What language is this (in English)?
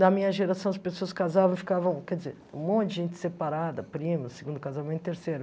Portuguese